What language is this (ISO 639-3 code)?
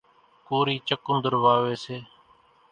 gjk